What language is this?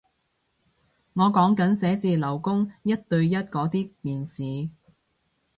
Cantonese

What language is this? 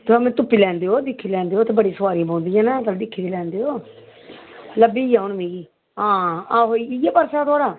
Dogri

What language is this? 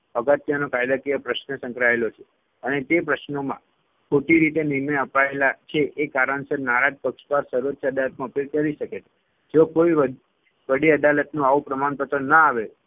Gujarati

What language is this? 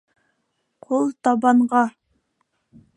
Bashkir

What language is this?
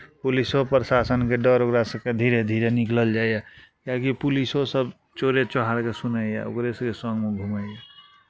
Maithili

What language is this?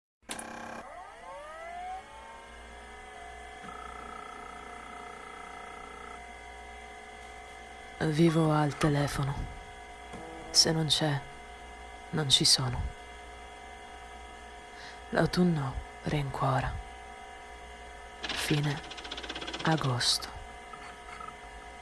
Italian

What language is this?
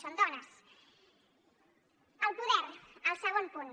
Catalan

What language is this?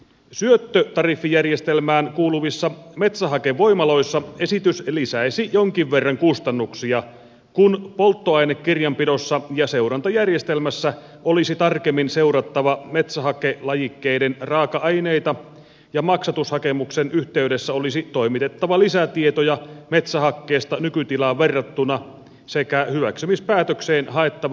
Finnish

